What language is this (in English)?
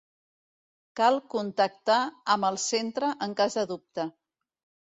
Catalan